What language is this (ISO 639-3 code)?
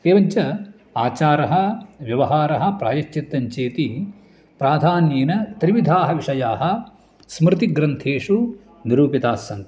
san